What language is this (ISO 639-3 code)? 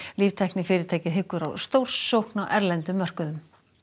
isl